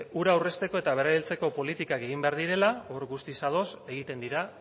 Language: Basque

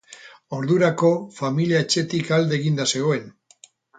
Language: Basque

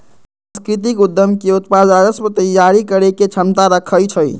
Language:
Magahi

